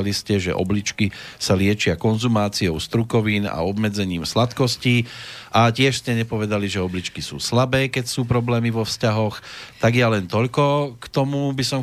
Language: Slovak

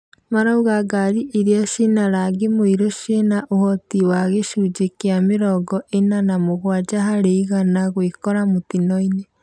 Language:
Kikuyu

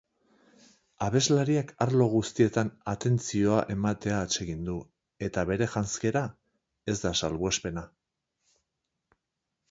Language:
Basque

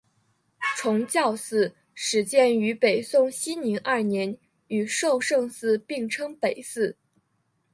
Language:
Chinese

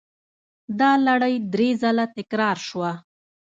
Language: Pashto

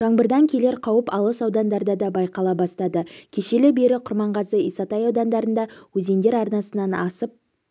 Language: Kazakh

